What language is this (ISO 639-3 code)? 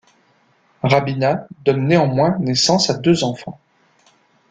fra